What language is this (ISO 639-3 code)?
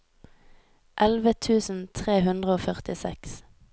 nor